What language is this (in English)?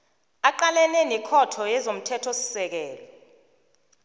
South Ndebele